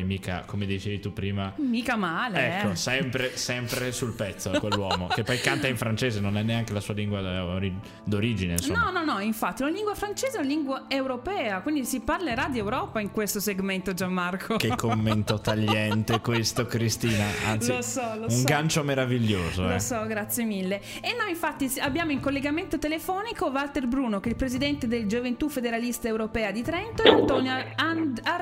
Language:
Italian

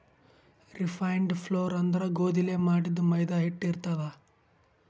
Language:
Kannada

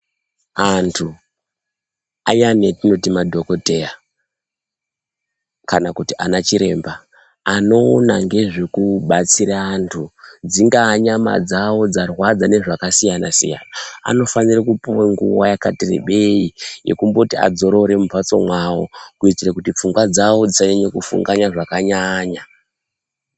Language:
Ndau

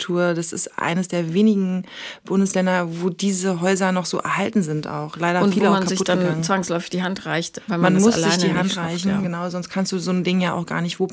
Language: German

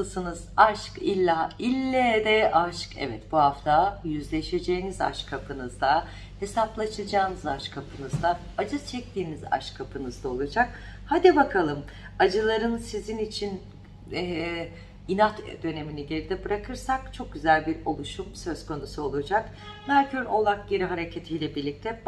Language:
Turkish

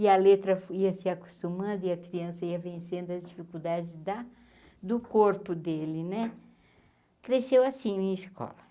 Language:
Portuguese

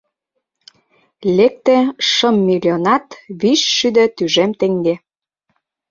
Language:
Mari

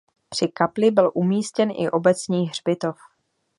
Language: Czech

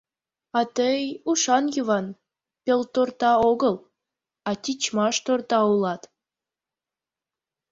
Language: Mari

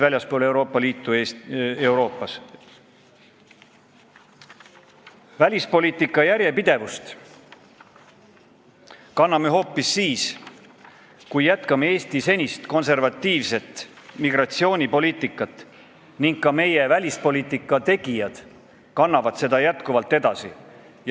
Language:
Estonian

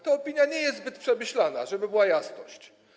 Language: Polish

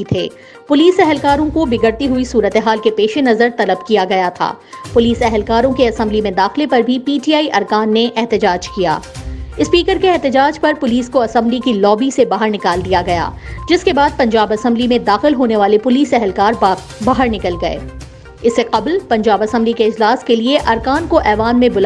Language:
Urdu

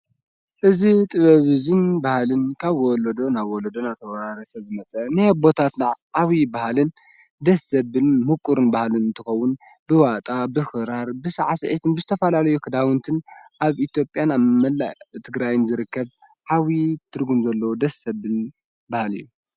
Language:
Tigrinya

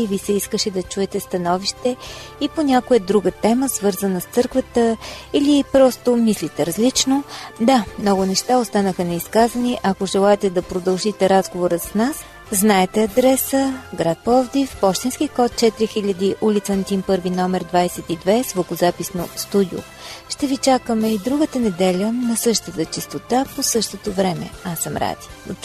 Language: Bulgarian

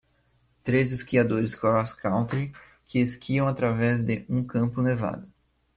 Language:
Portuguese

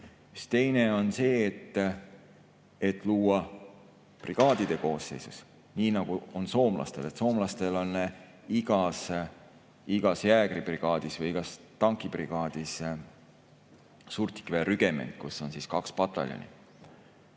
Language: Estonian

